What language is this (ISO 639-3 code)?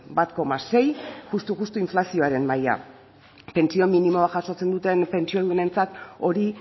eus